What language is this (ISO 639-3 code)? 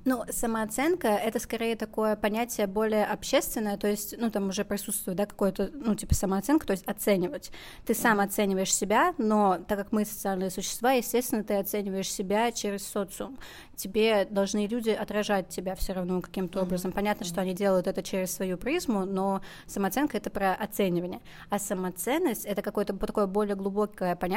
rus